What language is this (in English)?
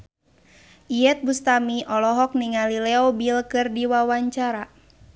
Sundanese